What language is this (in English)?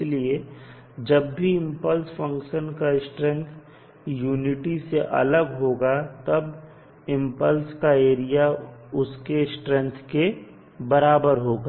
Hindi